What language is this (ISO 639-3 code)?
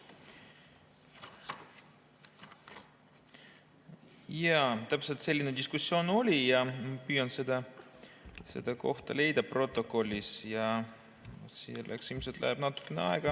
est